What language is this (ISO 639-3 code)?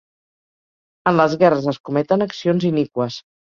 cat